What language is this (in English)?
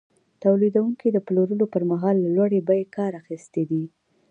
Pashto